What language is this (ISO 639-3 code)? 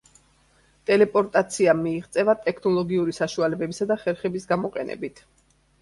kat